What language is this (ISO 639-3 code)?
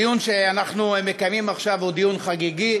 heb